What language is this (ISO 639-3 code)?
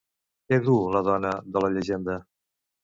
cat